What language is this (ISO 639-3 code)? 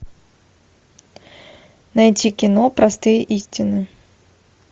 rus